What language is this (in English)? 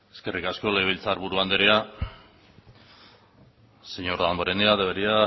Basque